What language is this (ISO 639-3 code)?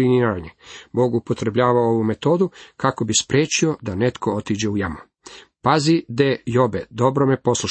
hrv